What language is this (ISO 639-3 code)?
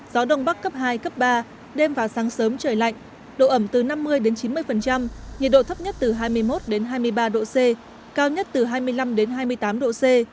vie